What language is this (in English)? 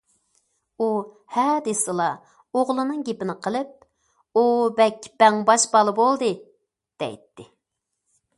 Uyghur